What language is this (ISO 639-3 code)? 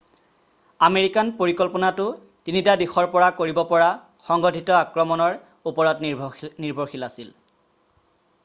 asm